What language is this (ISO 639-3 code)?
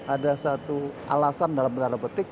ind